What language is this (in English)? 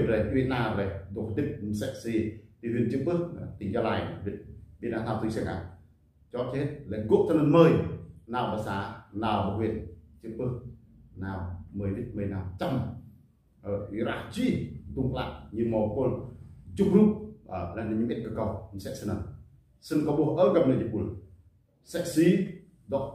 Vietnamese